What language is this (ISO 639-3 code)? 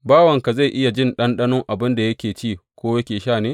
hau